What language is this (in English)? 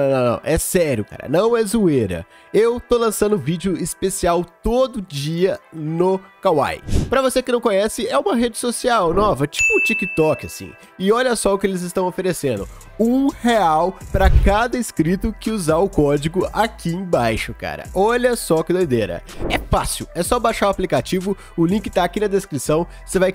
Portuguese